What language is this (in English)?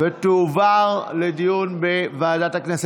Hebrew